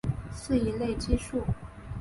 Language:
Chinese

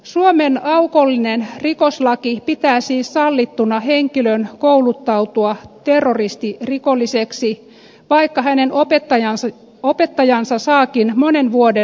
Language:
Finnish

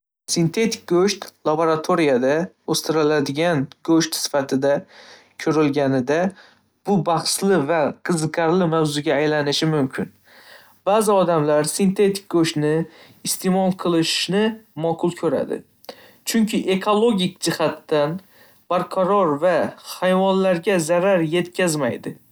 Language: Uzbek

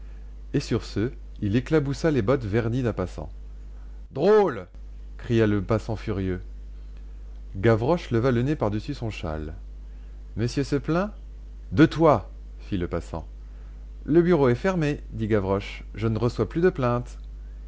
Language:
French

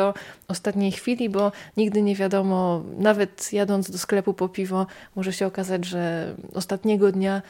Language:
Polish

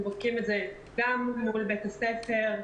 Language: Hebrew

